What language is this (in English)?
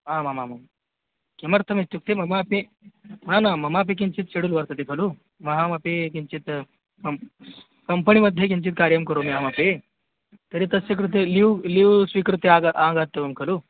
Sanskrit